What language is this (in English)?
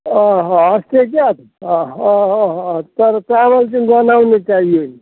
Nepali